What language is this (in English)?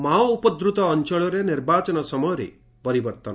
Odia